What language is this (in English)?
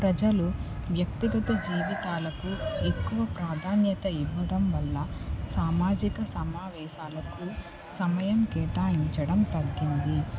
Telugu